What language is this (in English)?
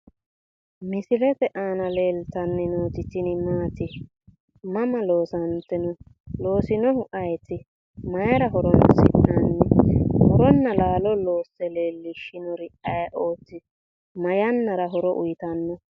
Sidamo